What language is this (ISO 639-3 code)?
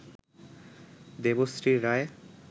ben